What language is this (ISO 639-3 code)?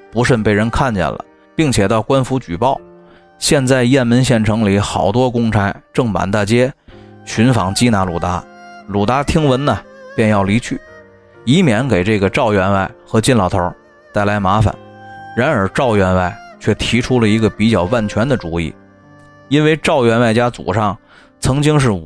zho